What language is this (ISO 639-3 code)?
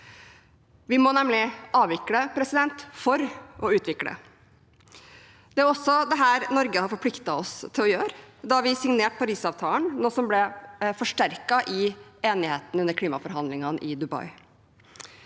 nor